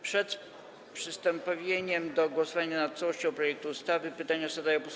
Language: Polish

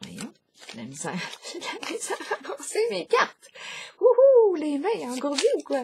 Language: French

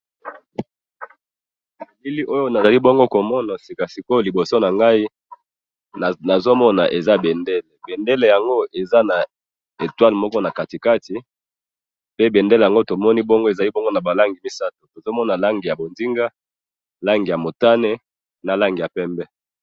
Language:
Lingala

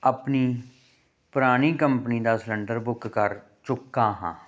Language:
Punjabi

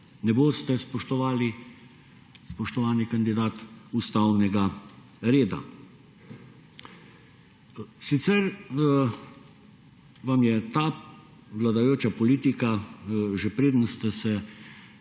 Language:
Slovenian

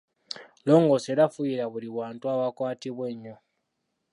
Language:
Ganda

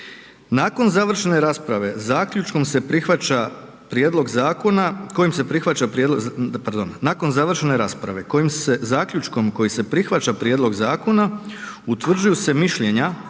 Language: Croatian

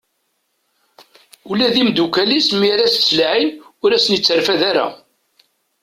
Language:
Kabyle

